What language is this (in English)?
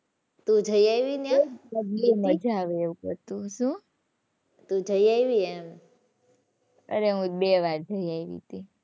Gujarati